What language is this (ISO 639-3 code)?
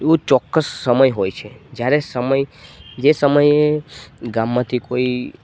guj